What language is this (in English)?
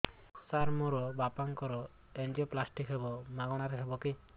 Odia